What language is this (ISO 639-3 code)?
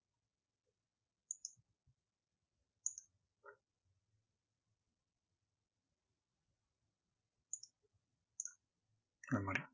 tam